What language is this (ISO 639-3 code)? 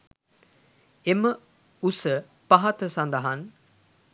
sin